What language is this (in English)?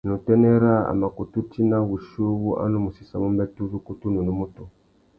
Tuki